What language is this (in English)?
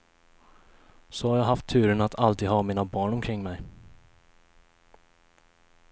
Swedish